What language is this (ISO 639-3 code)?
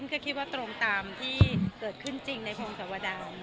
tha